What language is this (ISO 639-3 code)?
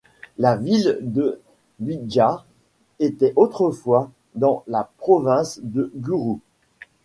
fra